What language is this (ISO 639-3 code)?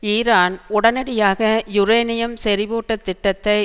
tam